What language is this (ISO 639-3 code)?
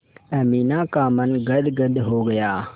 hin